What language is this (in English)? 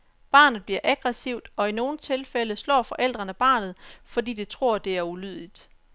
Danish